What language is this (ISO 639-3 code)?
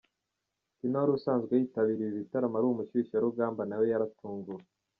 kin